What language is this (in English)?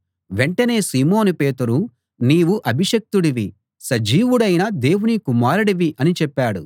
Telugu